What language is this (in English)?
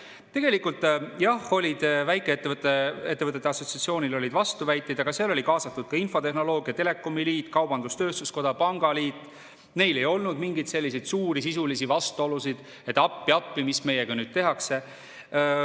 Estonian